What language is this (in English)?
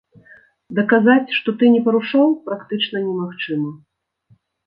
Belarusian